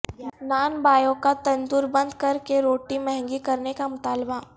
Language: Urdu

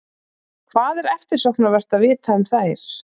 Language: Icelandic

